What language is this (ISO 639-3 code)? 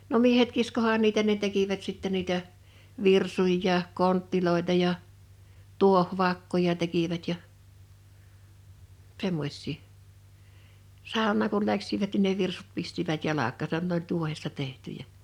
fin